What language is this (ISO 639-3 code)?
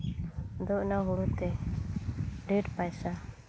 sat